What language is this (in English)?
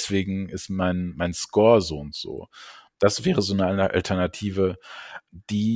German